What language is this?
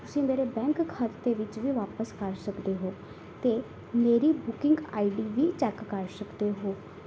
Punjabi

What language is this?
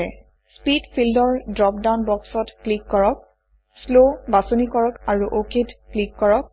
Assamese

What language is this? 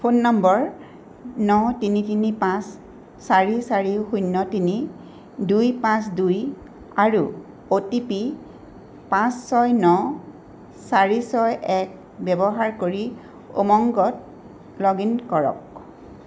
Assamese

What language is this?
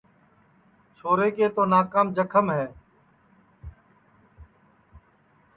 Sansi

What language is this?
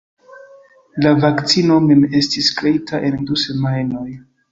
Esperanto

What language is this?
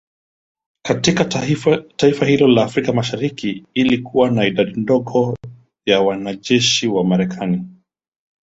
Swahili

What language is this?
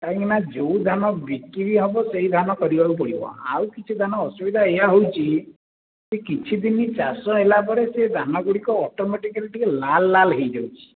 Odia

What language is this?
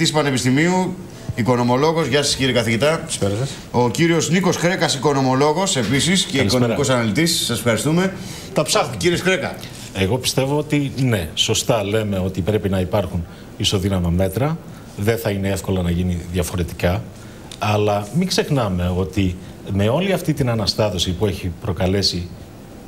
Greek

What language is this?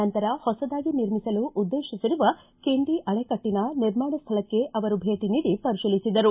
Kannada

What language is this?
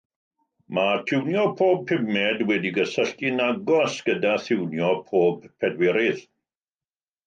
Welsh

